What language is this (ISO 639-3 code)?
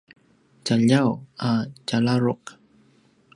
pwn